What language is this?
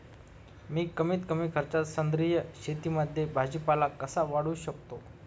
Marathi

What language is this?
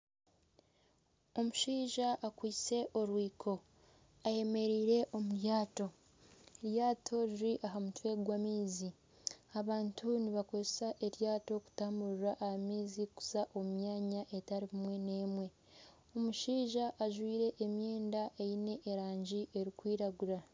Nyankole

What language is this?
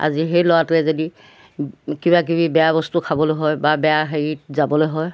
Assamese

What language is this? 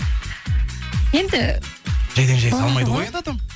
Kazakh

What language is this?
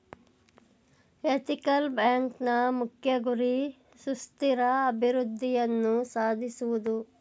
Kannada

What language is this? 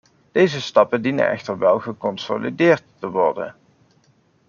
Dutch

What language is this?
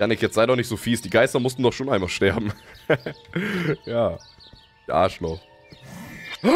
German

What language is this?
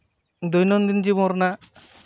Santali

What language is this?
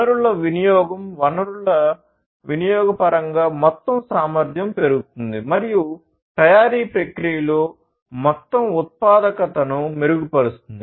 Telugu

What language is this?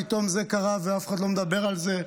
Hebrew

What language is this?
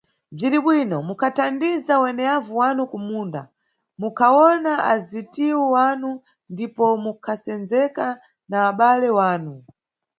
Nyungwe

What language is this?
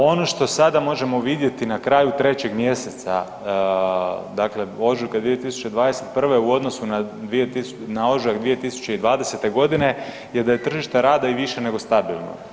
Croatian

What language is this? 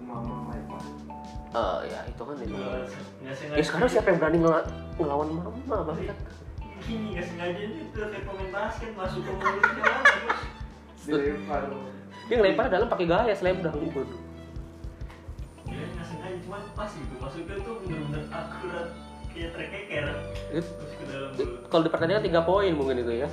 Indonesian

